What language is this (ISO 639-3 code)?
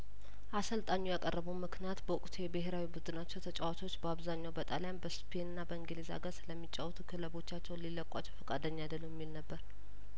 amh